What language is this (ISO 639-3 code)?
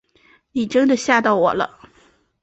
zho